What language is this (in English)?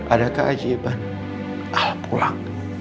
Indonesian